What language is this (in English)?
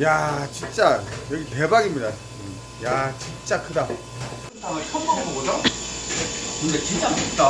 Korean